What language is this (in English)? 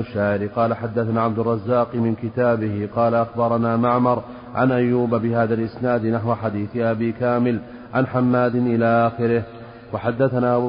Arabic